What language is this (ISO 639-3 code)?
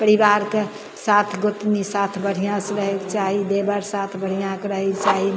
mai